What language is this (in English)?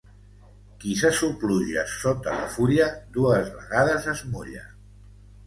Catalan